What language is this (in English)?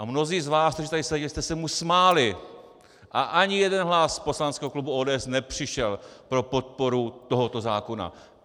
Czech